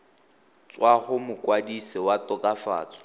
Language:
Tswana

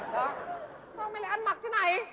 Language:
Vietnamese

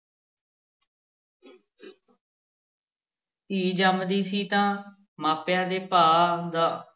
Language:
Punjabi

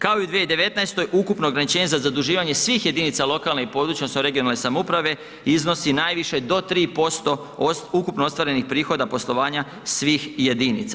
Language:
Croatian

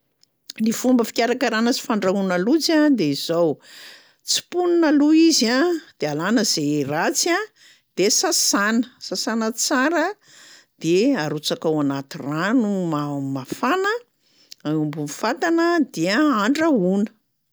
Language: Malagasy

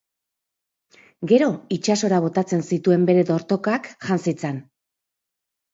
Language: Basque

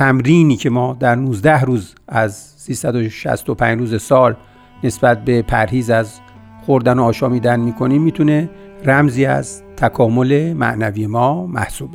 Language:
Persian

